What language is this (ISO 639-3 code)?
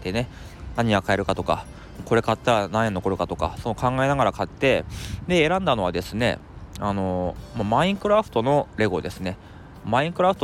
jpn